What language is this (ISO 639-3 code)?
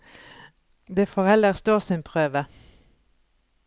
nor